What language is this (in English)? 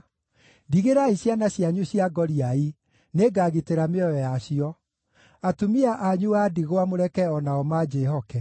Kikuyu